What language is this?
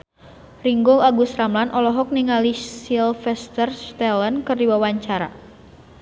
Sundanese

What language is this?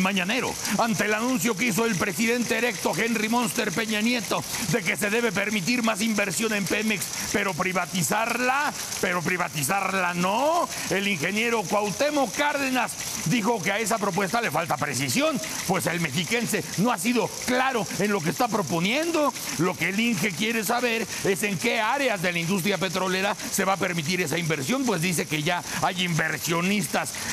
Spanish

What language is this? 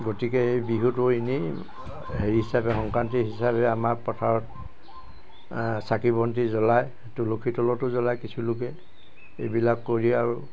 Assamese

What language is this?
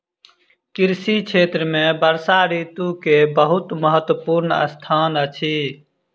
Maithili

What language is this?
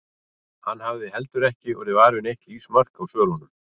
Icelandic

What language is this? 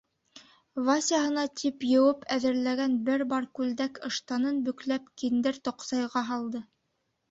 Bashkir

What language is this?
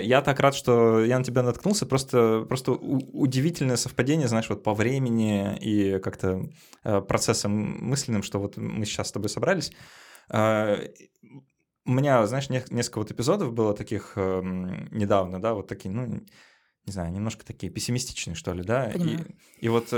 Russian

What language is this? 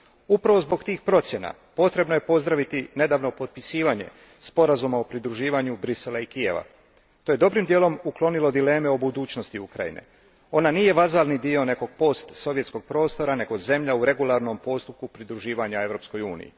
Croatian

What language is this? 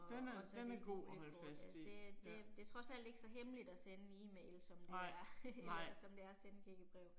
Danish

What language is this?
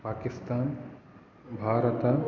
Sanskrit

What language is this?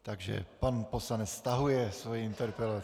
Czech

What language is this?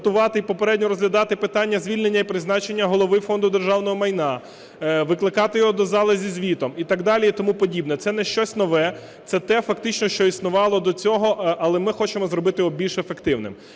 Ukrainian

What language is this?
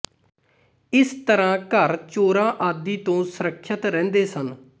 Punjabi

